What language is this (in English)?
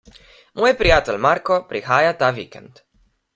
Slovenian